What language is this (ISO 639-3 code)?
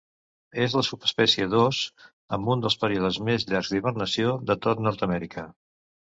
cat